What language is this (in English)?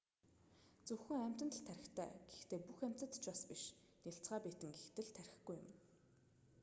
Mongolian